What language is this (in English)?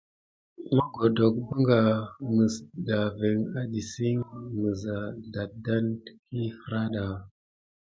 Gidar